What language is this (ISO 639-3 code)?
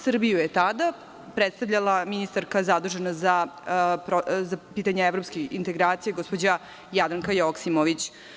srp